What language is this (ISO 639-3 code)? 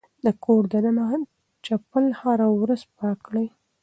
pus